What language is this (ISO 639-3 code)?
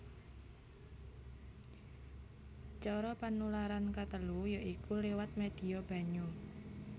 jav